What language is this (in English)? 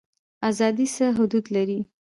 Pashto